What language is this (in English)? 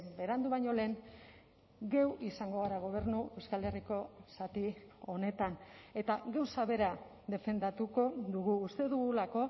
Basque